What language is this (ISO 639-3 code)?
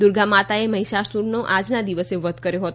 guj